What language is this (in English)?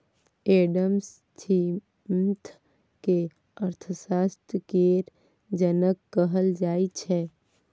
Maithili